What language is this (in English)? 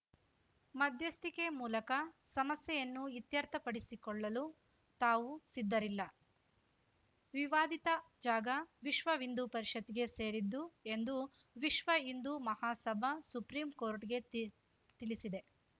Kannada